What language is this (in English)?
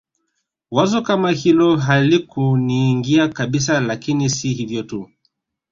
Swahili